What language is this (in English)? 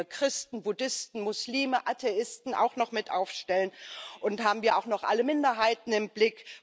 German